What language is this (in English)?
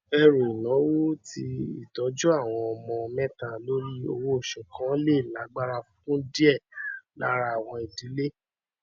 Yoruba